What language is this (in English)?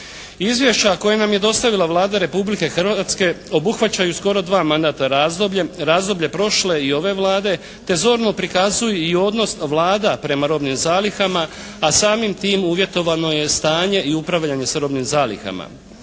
Croatian